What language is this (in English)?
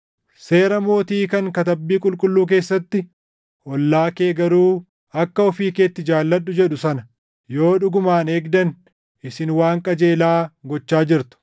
Oromo